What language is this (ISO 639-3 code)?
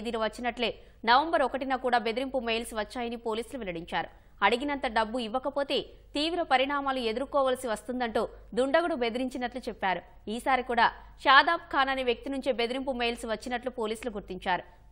hin